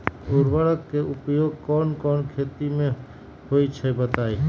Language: Magahi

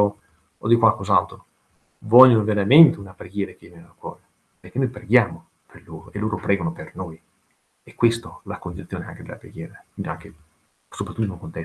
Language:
Italian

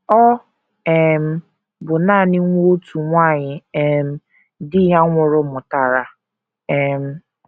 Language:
Igbo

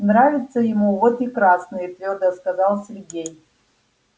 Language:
Russian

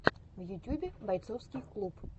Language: Russian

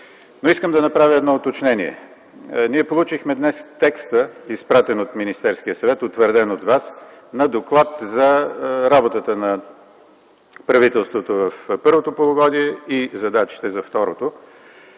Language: Bulgarian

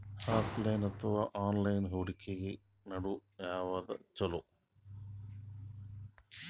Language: Kannada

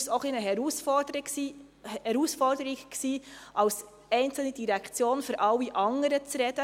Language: Swiss German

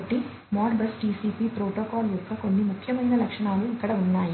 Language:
Telugu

